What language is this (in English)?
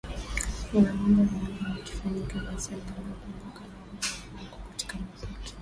Swahili